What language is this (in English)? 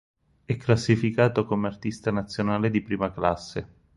Italian